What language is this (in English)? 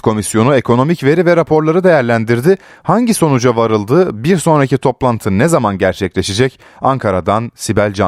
Turkish